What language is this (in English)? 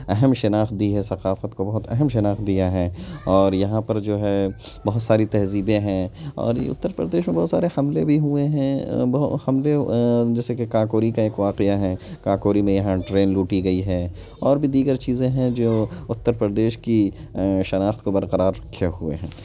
Urdu